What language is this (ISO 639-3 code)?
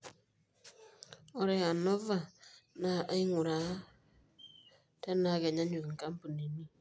mas